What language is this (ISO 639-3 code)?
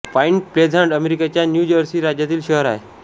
mar